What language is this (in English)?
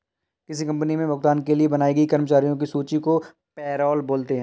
Hindi